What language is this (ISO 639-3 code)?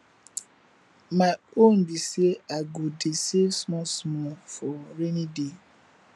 pcm